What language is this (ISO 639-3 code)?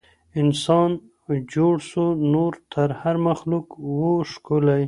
pus